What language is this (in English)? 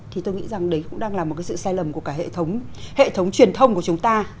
Vietnamese